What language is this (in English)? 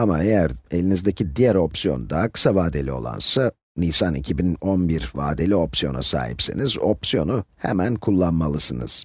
Turkish